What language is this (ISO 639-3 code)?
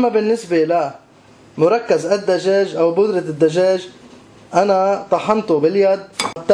ara